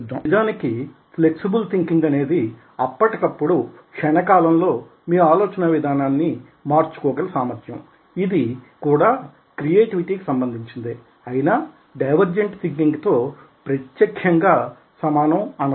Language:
Telugu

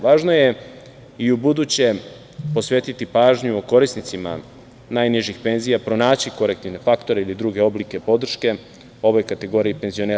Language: Serbian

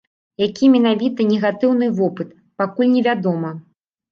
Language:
Belarusian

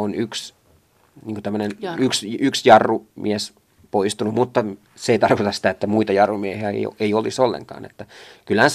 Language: Finnish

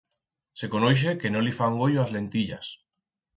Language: Aragonese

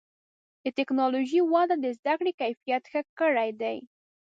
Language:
Pashto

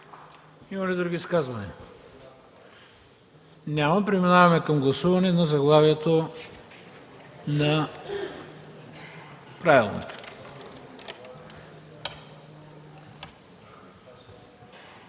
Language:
Bulgarian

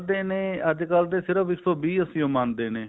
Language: Punjabi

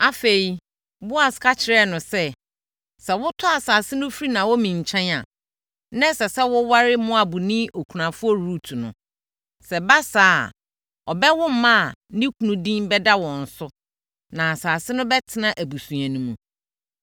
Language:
Akan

